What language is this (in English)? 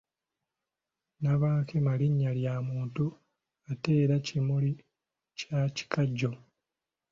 Ganda